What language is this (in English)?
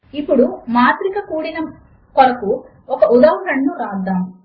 Telugu